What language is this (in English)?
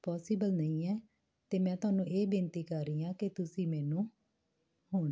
Punjabi